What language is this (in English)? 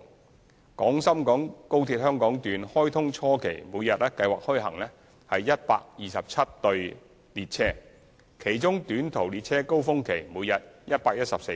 Cantonese